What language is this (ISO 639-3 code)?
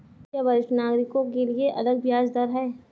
hin